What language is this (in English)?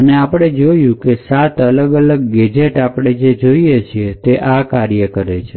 Gujarati